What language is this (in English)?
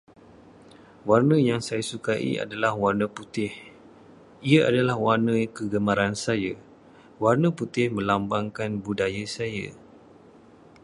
Malay